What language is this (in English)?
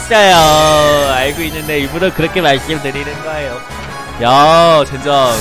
Korean